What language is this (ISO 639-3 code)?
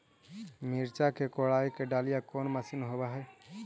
mag